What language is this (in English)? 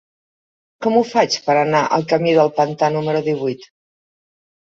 Catalan